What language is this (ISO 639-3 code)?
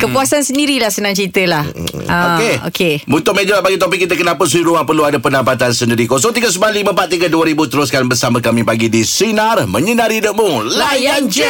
msa